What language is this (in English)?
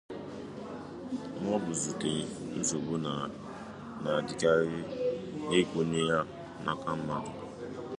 Igbo